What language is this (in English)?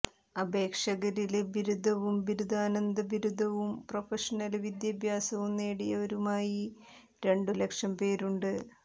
Malayalam